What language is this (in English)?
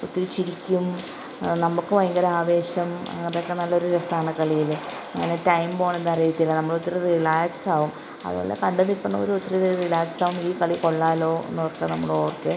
Malayalam